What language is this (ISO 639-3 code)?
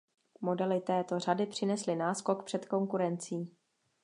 ces